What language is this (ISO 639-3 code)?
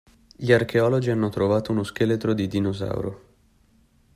ita